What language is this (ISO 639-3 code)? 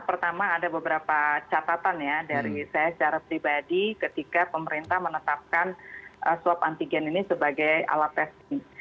ind